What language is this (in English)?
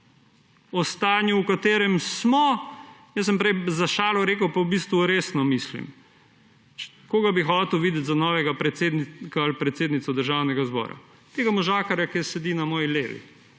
Slovenian